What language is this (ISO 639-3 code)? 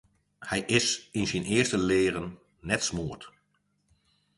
fry